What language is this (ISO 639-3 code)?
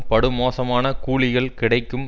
tam